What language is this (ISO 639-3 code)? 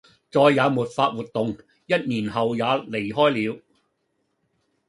yue